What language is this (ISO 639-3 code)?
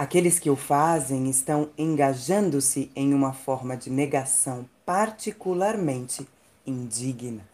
por